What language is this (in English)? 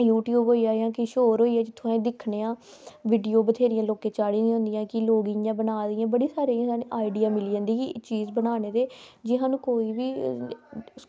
Dogri